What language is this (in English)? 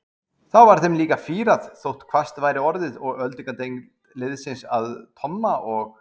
Icelandic